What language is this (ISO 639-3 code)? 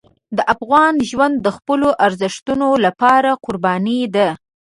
pus